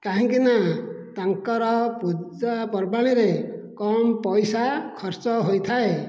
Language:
Odia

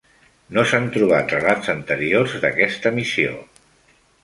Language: Catalan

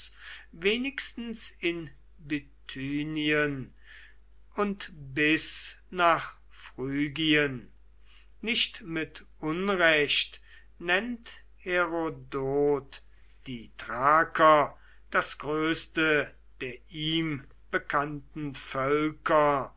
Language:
German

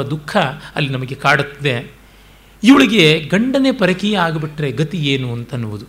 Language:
Kannada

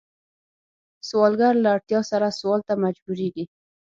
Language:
Pashto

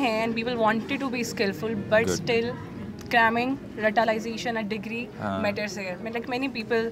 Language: Hindi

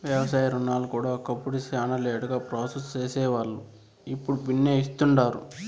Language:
Telugu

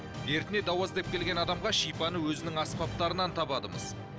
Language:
Kazakh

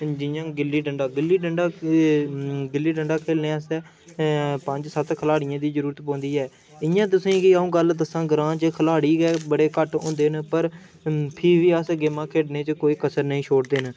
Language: Dogri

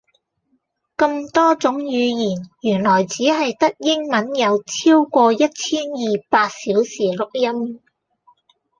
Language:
Cantonese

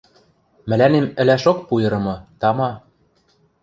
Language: Western Mari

